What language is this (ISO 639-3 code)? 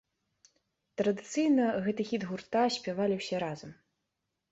bel